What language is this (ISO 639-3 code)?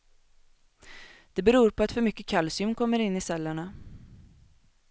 swe